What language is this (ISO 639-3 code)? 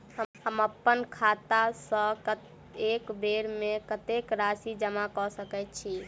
mai